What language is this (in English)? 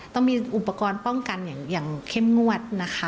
Thai